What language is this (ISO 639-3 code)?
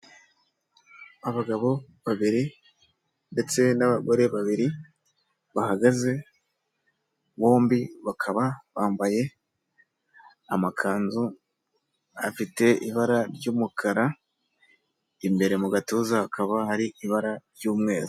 kin